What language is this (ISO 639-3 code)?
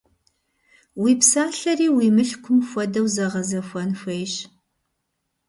kbd